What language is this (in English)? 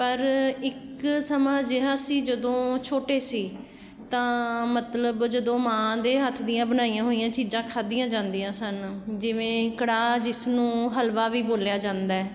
Punjabi